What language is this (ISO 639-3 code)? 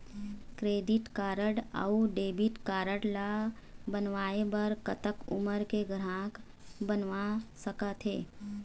hne